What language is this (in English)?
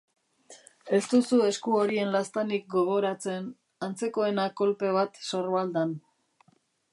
Basque